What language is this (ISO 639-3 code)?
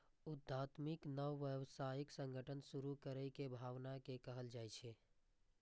mai